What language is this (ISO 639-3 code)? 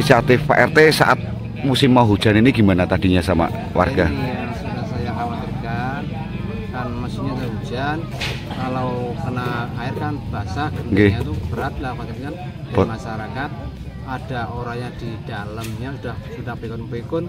ind